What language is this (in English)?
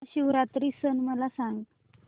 Marathi